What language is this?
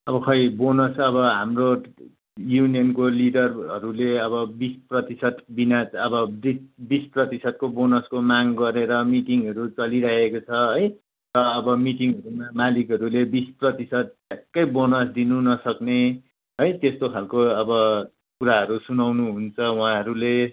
Nepali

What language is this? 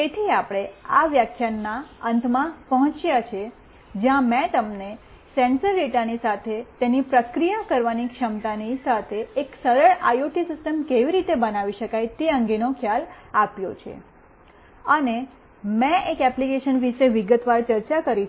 Gujarati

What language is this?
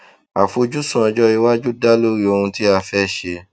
Yoruba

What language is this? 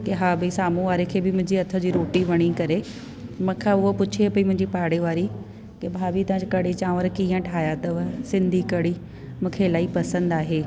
Sindhi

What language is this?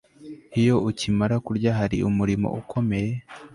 Kinyarwanda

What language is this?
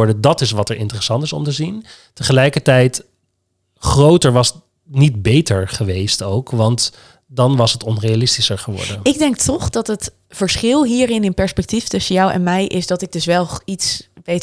Dutch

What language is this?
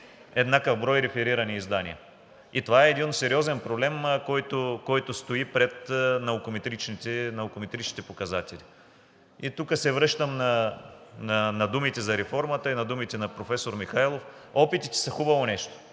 Bulgarian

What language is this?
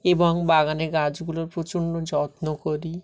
Bangla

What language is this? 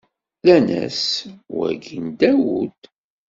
Kabyle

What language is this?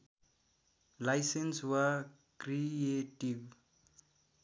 Nepali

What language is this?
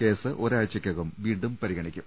Malayalam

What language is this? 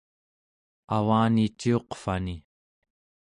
Central Yupik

